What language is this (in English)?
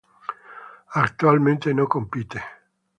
Spanish